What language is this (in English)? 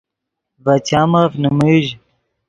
Yidgha